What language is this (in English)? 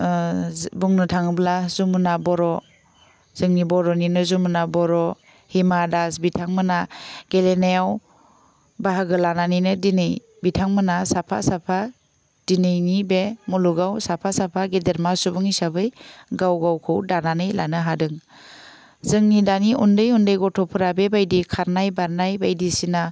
Bodo